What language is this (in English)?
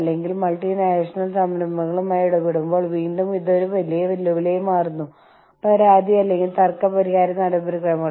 Malayalam